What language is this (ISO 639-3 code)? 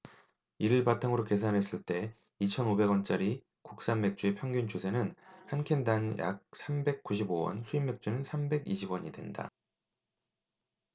kor